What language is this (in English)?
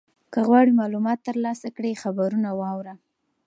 Pashto